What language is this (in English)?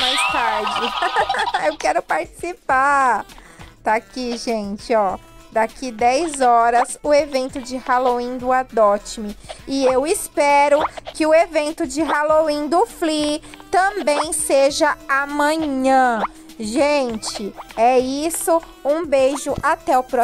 Portuguese